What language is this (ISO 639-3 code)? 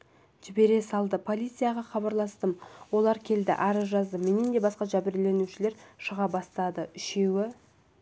kaz